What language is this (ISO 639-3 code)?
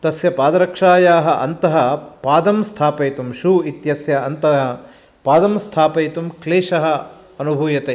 san